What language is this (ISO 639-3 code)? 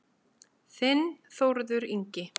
isl